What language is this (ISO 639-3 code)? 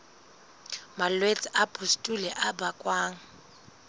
sot